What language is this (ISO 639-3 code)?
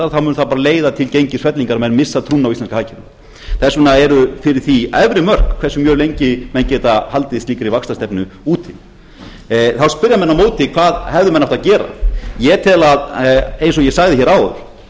isl